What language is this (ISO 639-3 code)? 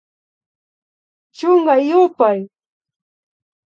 qvi